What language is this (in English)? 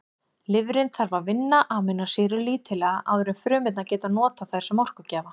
Icelandic